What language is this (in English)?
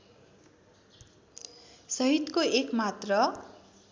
Nepali